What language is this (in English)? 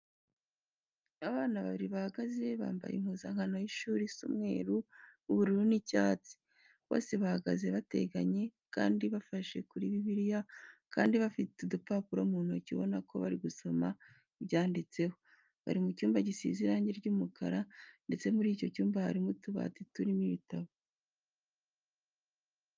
Kinyarwanda